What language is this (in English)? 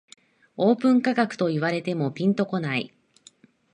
Japanese